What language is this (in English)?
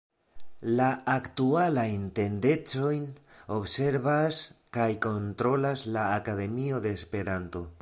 Esperanto